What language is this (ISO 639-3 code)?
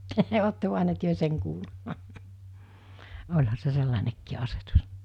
fin